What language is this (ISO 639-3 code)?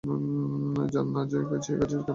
ben